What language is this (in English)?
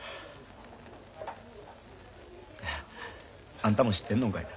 Japanese